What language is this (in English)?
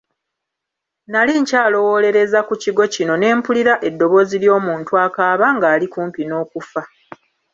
Ganda